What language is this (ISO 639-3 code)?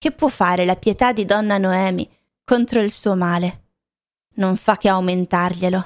ita